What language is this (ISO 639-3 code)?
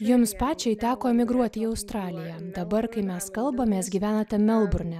lit